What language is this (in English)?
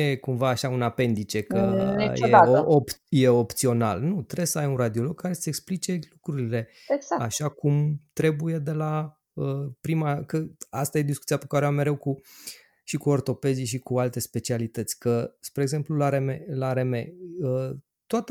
Romanian